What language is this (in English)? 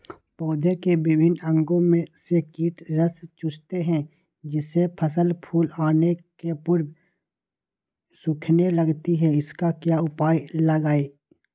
Magahi